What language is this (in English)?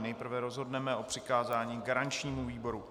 Czech